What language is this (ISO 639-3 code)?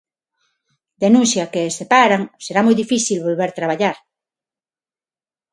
glg